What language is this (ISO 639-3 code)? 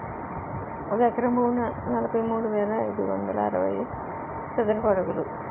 tel